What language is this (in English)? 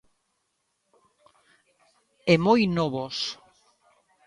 Galician